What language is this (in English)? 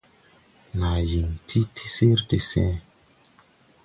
Tupuri